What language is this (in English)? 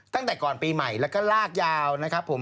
Thai